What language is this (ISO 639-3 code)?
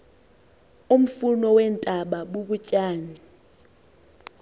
xho